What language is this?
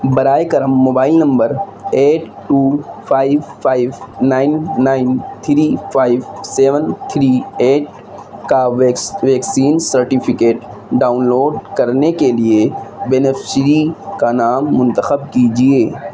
Urdu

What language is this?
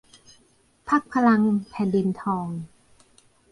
Thai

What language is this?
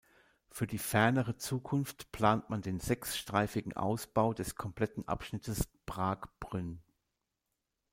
German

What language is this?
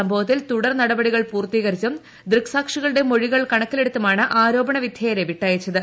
Malayalam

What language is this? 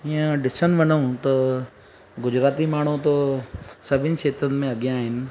Sindhi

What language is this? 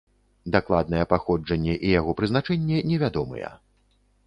Belarusian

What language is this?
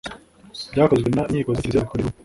Kinyarwanda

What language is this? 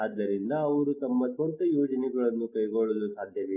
Kannada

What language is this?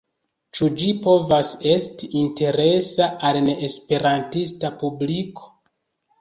Esperanto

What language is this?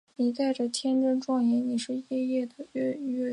Chinese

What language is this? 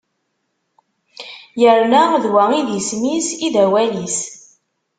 Kabyle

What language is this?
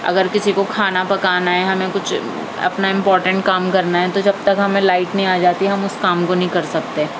Urdu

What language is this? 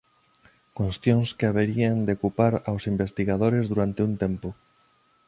Galician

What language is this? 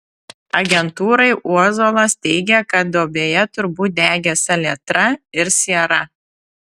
Lithuanian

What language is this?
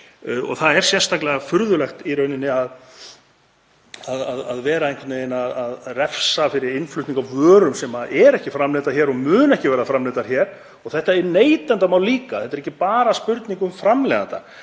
Icelandic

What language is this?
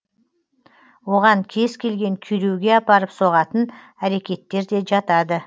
Kazakh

